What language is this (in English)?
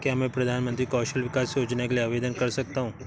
Hindi